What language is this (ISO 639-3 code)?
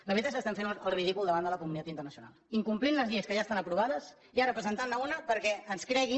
cat